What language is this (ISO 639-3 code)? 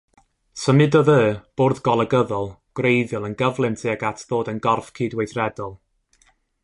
cym